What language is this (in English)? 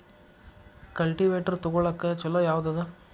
Kannada